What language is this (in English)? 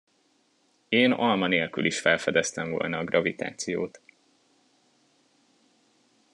Hungarian